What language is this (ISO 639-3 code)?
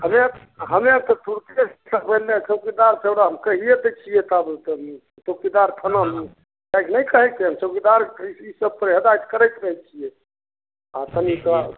mai